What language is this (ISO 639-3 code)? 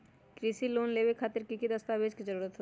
mag